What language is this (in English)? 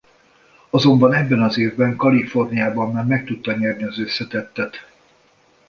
Hungarian